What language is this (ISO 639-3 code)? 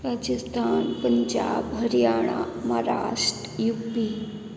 hin